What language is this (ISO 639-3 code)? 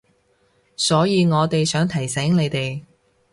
yue